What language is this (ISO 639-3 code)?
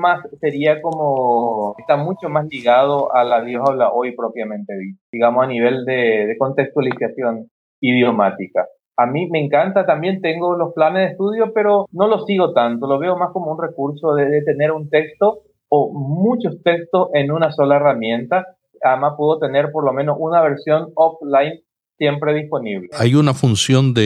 spa